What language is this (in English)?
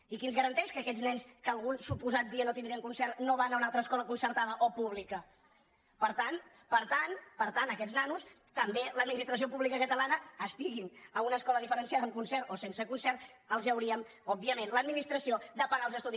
Catalan